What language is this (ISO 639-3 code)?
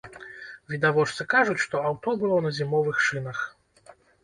bel